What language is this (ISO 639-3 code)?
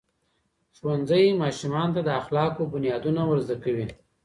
pus